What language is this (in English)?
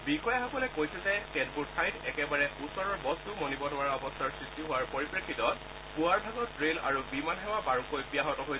Assamese